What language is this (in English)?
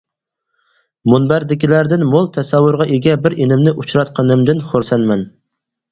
Uyghur